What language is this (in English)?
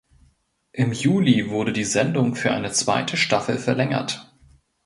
German